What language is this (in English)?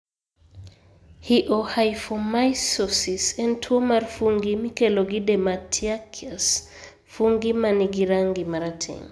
Luo (Kenya and Tanzania)